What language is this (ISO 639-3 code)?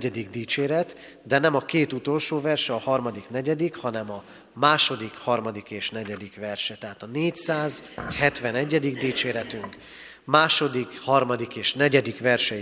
hun